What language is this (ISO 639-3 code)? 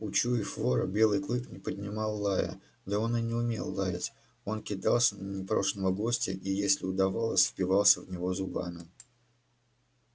rus